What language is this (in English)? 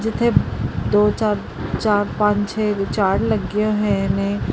Punjabi